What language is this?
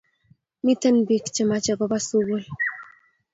Kalenjin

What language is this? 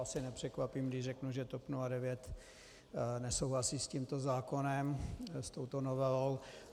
Czech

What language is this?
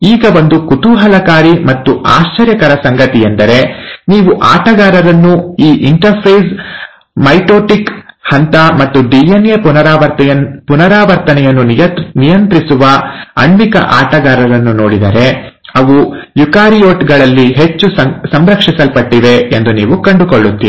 Kannada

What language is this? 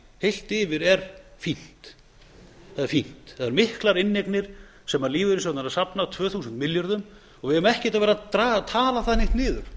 Icelandic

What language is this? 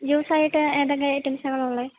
Malayalam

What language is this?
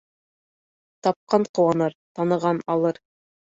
Bashkir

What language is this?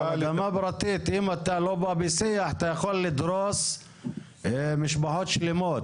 Hebrew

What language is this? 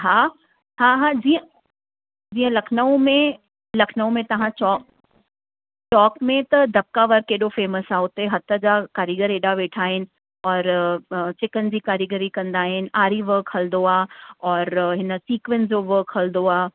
Sindhi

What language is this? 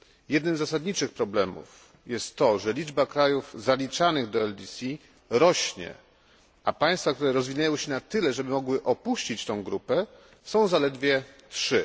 Polish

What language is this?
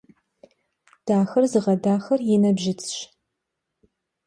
Kabardian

